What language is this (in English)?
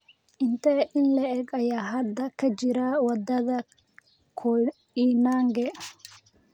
Somali